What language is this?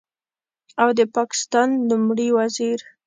Pashto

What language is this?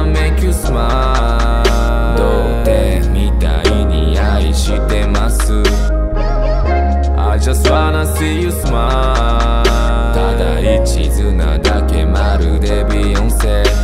Russian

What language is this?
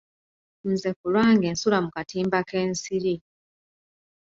Ganda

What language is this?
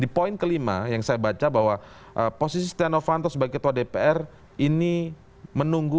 Indonesian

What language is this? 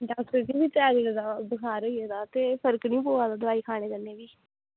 Dogri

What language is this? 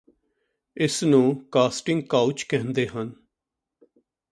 Punjabi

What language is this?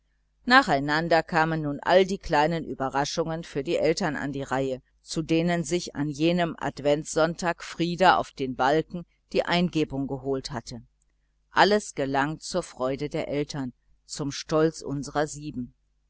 German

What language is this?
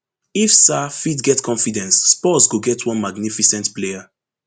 Nigerian Pidgin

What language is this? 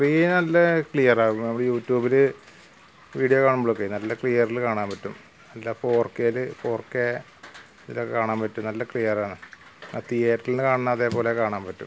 Malayalam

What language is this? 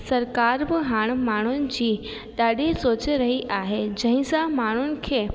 Sindhi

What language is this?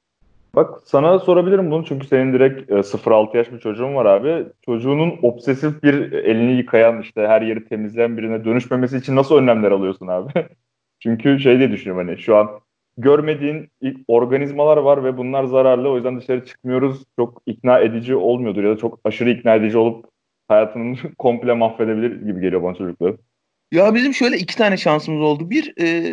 Turkish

